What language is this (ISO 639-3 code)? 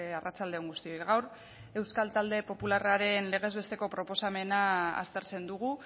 eus